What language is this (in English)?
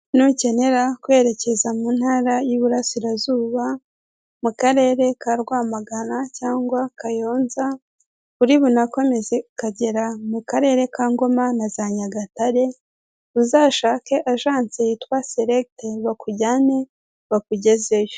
Kinyarwanda